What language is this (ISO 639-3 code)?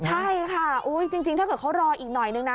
tha